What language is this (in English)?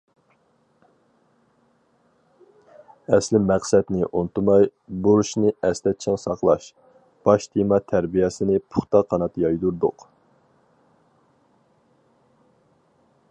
Uyghur